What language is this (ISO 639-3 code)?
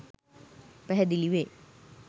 sin